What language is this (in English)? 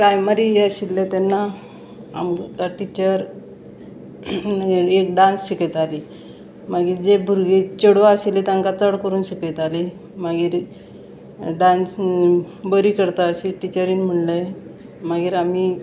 Konkani